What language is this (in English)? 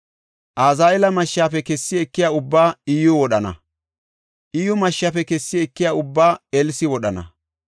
Gofa